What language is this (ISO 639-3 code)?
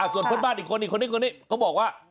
tha